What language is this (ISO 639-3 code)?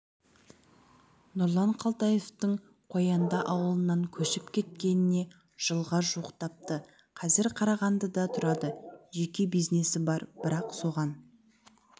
kaz